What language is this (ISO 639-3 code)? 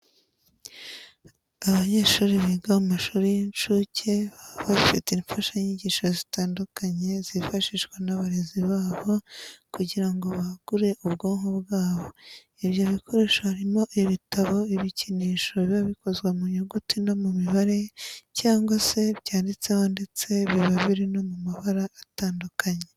kin